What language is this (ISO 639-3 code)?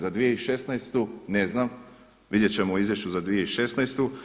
hrv